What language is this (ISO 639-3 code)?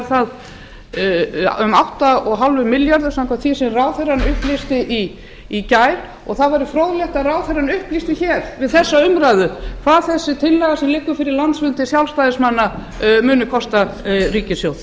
isl